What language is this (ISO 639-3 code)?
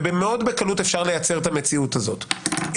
heb